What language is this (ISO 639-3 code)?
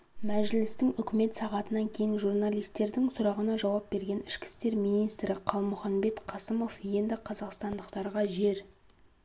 kaz